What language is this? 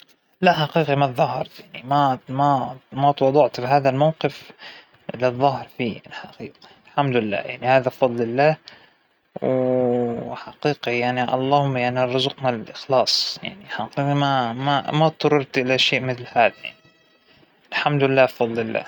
Hijazi Arabic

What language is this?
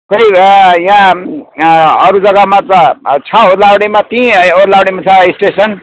Nepali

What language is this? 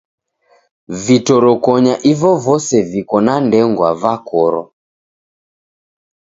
Taita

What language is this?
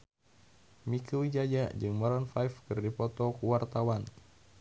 Sundanese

